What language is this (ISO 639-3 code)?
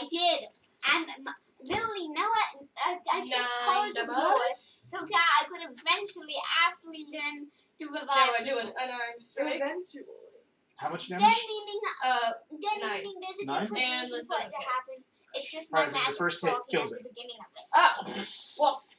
eng